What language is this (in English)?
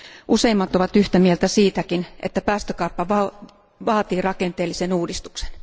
Finnish